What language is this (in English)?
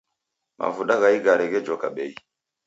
Taita